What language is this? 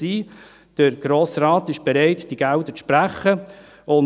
Swiss German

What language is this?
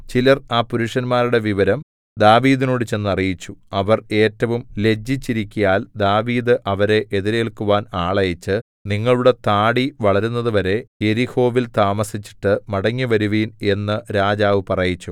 Malayalam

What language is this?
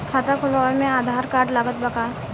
Bhojpuri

